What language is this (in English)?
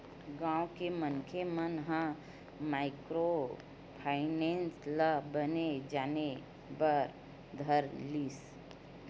Chhattisgarhi